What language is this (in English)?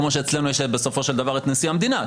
Hebrew